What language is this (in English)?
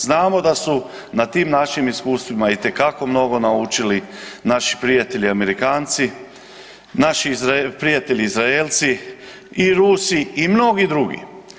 Croatian